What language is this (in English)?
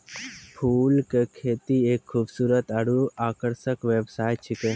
Maithili